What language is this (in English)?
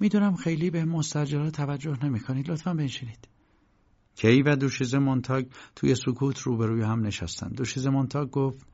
Persian